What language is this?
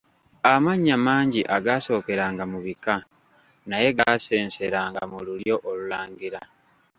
Ganda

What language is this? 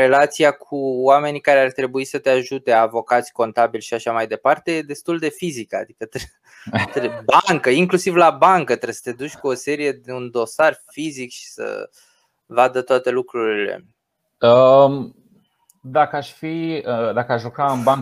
Romanian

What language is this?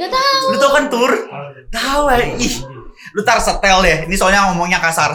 Indonesian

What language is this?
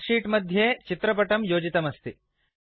Sanskrit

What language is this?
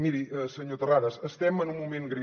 Catalan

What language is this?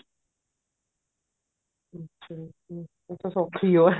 Punjabi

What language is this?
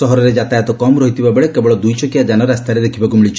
Odia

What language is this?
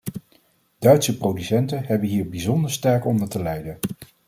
Dutch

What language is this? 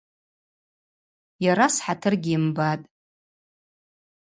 Abaza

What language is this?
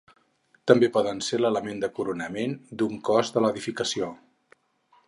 Catalan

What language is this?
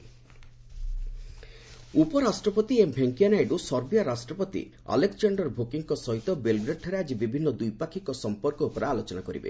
Odia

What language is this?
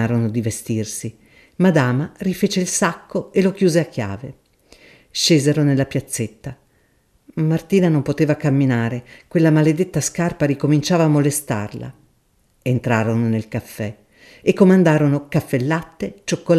Italian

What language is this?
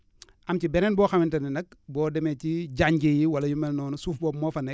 Wolof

